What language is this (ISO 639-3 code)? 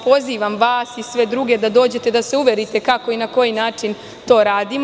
srp